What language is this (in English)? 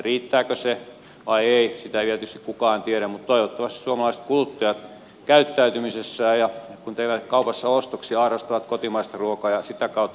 Finnish